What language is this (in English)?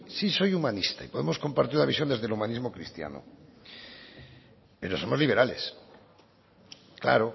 Spanish